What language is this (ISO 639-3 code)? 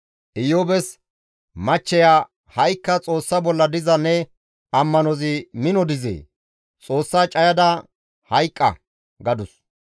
gmv